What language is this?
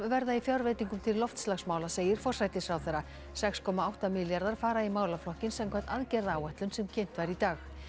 Icelandic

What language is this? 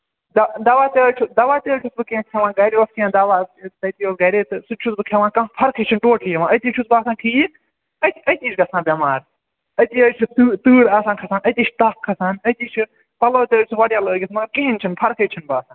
Kashmiri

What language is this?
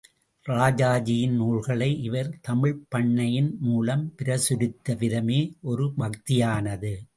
Tamil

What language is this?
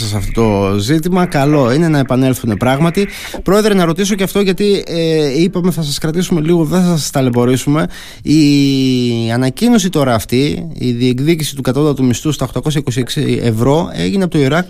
Greek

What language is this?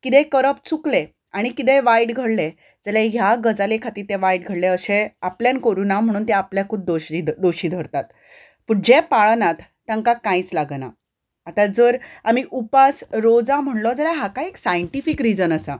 Konkani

